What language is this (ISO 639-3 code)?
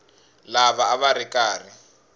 tso